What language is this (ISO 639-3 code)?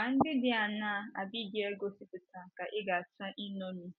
ibo